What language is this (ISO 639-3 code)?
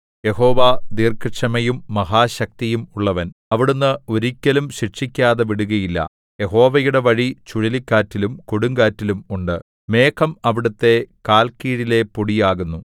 mal